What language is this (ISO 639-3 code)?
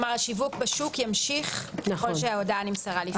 heb